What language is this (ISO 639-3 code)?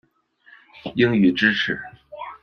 zho